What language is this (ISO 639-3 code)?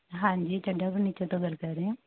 pan